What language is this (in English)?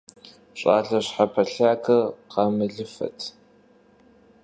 Kabardian